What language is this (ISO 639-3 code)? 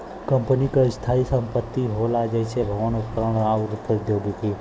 bho